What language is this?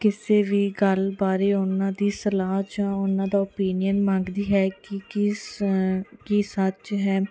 Punjabi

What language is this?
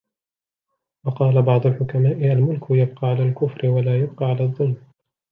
Arabic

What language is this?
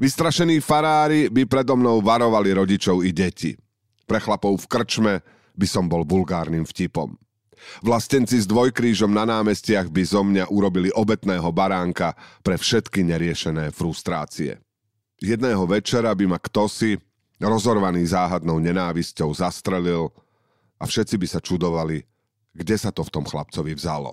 Slovak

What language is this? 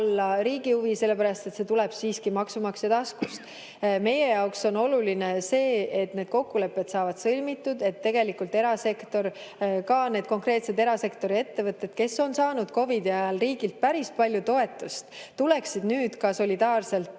Estonian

